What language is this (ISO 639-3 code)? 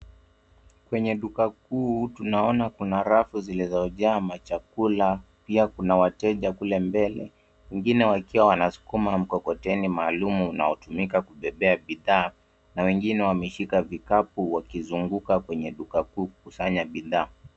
swa